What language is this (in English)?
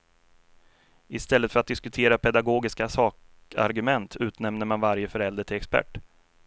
Swedish